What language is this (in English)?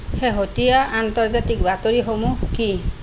Assamese